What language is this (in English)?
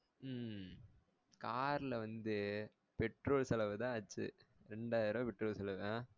Tamil